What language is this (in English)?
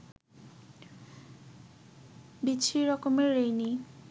Bangla